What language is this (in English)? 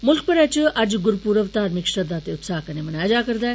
Dogri